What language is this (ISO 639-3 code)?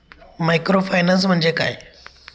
mar